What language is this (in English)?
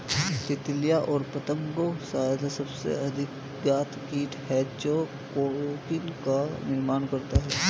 Hindi